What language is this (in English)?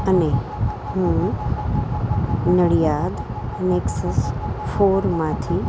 Gujarati